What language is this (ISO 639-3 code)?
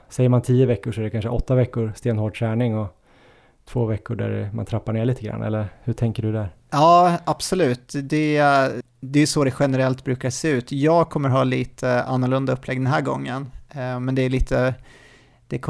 swe